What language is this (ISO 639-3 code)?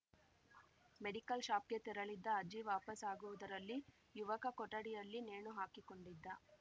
kan